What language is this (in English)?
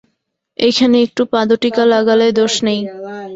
Bangla